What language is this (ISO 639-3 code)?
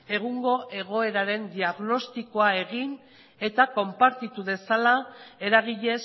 eus